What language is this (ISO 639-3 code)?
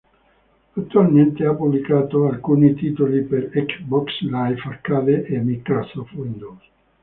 ita